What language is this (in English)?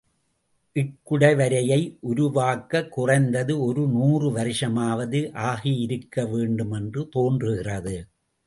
Tamil